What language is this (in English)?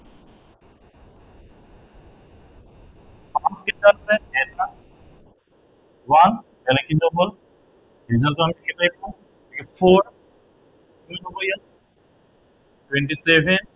Assamese